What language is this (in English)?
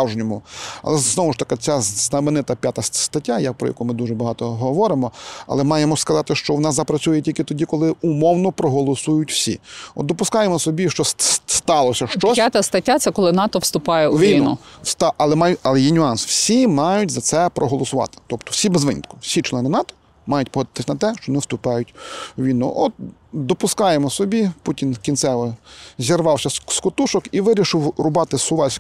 Ukrainian